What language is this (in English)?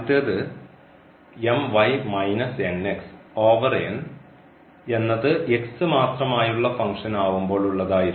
Malayalam